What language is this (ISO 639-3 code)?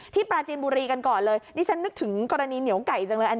tha